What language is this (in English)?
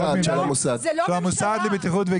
Hebrew